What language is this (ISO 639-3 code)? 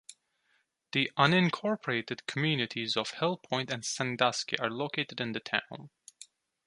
eng